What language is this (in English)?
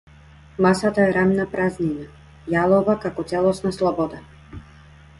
Macedonian